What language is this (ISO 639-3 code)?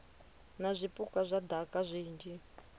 ven